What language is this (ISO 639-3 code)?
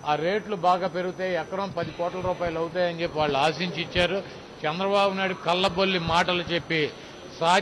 tel